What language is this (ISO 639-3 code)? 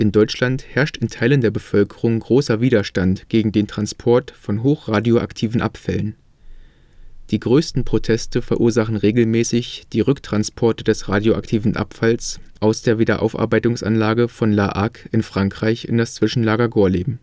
deu